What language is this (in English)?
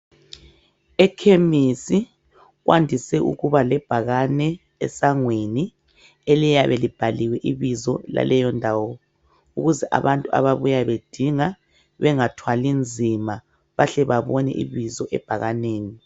North Ndebele